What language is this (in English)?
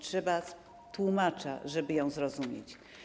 Polish